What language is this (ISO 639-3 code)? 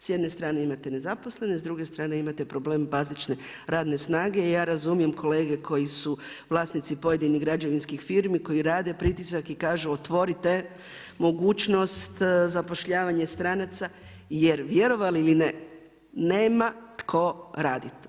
hrv